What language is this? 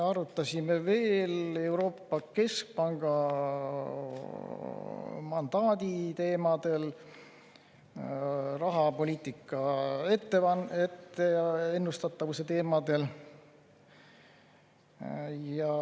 Estonian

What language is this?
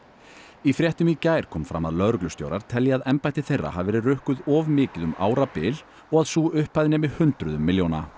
Icelandic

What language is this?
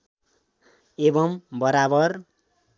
Nepali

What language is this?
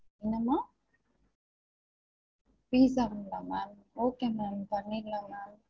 Tamil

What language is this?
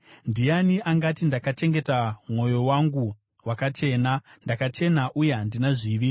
Shona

